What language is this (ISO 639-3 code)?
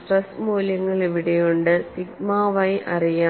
mal